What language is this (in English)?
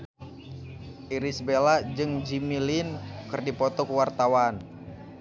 Sundanese